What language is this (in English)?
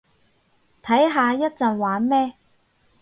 Cantonese